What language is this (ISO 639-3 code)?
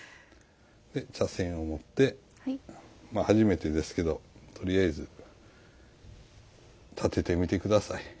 jpn